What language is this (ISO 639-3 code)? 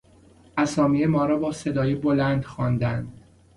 fas